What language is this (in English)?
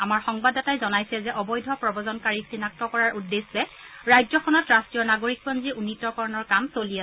Assamese